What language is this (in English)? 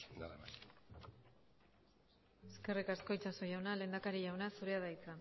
Basque